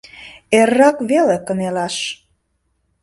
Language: Mari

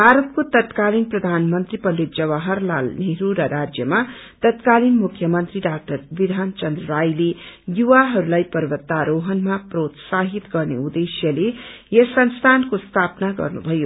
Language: Nepali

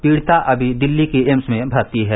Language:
Hindi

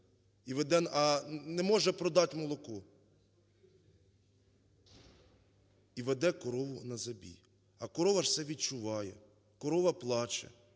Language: Ukrainian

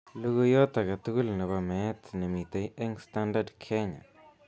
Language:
Kalenjin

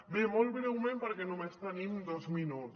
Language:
Catalan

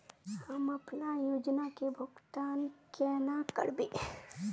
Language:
Magahi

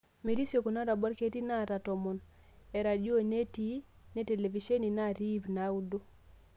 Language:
Masai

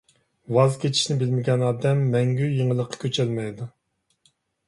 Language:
Uyghur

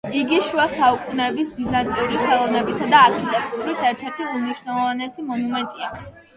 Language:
Georgian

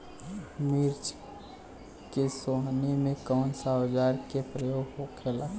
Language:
Bhojpuri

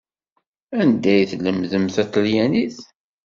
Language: Kabyle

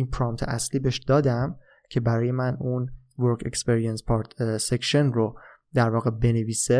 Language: Persian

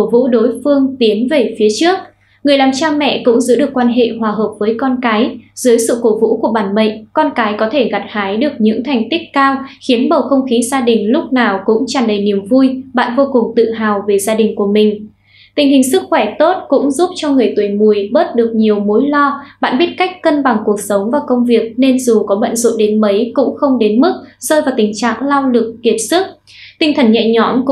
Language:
Vietnamese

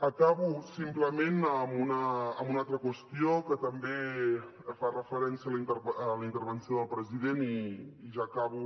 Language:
Catalan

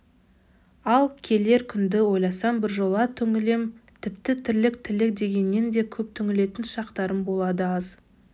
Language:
Kazakh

